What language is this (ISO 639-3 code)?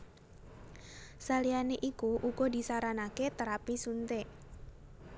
jav